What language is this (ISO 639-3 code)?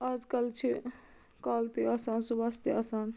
kas